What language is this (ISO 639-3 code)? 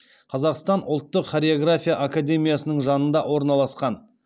kaz